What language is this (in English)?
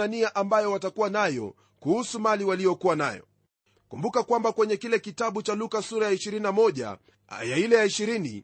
Swahili